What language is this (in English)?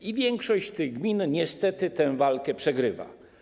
Polish